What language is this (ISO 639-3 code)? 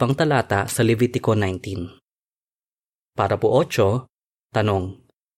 fil